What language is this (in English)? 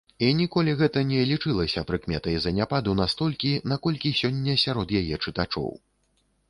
Belarusian